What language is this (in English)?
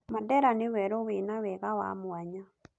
Kikuyu